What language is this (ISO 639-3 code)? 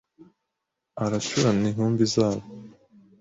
kin